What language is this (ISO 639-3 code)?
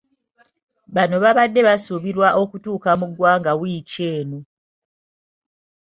lug